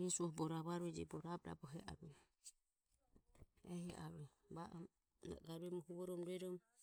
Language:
Ömie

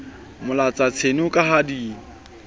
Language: Southern Sotho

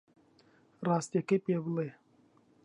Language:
Central Kurdish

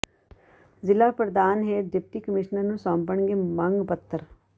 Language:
Punjabi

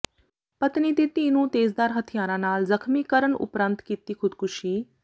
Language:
Punjabi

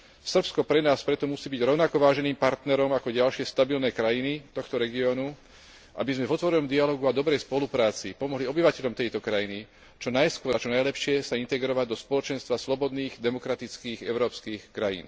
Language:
Slovak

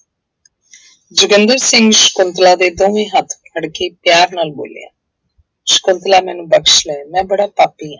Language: Punjabi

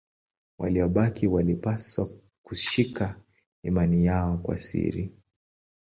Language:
Swahili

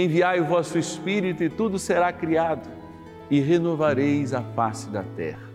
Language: Portuguese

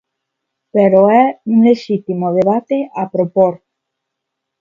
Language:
Galician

